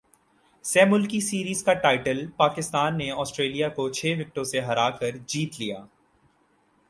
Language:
Urdu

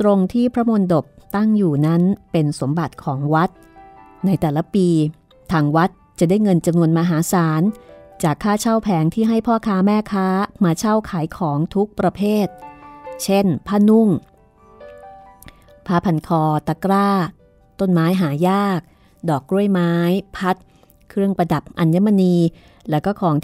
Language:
Thai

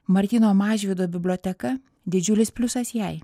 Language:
Lithuanian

